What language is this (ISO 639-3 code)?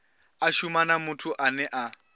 ven